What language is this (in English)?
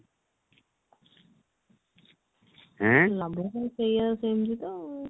Odia